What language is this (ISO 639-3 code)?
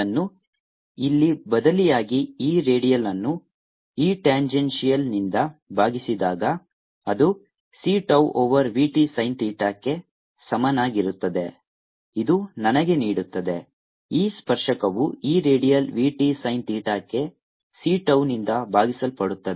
kan